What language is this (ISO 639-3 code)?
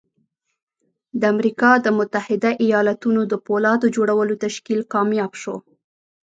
pus